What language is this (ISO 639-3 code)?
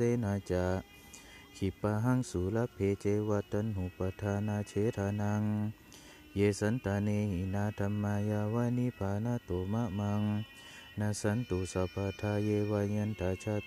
tha